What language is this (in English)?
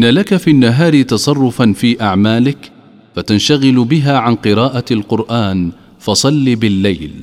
Arabic